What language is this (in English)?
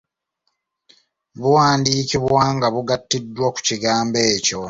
Ganda